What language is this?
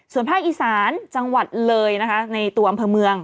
Thai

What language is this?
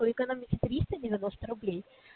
Russian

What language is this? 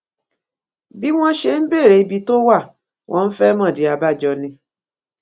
Yoruba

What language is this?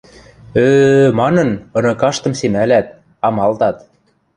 Western Mari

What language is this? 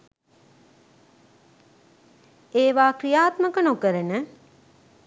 Sinhala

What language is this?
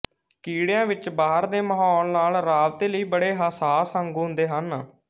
Punjabi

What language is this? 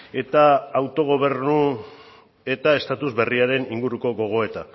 Basque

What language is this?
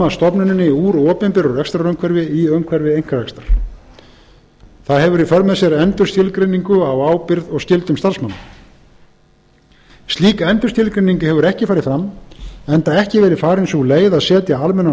Icelandic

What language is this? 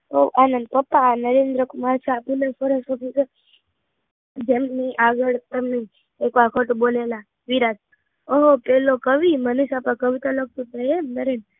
Gujarati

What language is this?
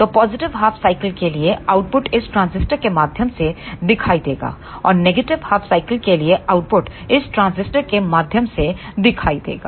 Hindi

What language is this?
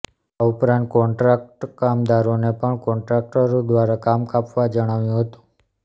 Gujarati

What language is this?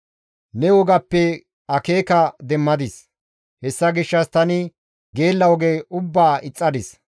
Gamo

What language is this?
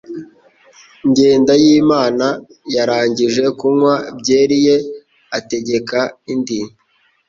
Kinyarwanda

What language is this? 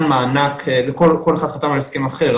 Hebrew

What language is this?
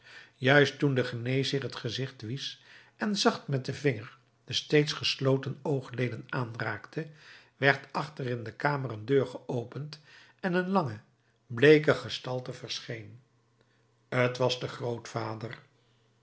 Dutch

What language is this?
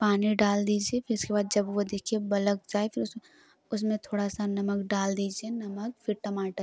Hindi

